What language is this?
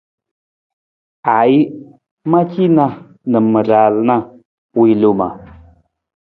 Nawdm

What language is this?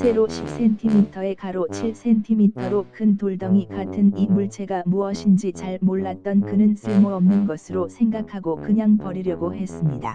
Korean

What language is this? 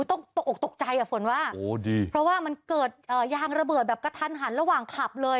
Thai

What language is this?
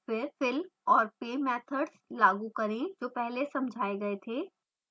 Hindi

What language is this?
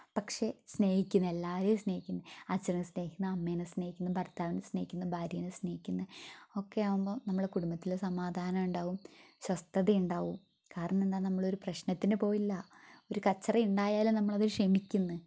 Malayalam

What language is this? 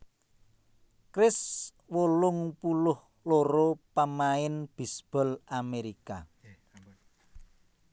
Javanese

